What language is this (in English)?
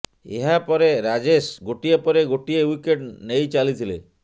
Odia